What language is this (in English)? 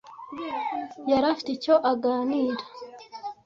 Kinyarwanda